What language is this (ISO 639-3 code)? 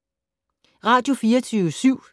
dan